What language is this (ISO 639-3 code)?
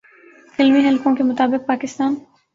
urd